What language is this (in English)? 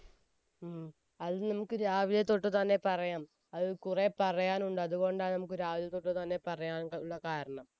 Malayalam